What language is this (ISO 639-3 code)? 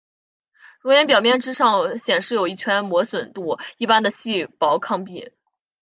zho